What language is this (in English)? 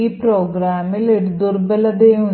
Malayalam